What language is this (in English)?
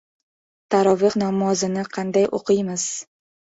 Uzbek